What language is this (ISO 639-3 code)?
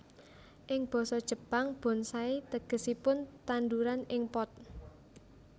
jav